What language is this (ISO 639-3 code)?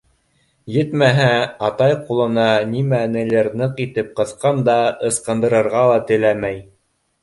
bak